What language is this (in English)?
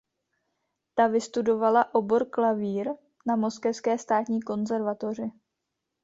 Czech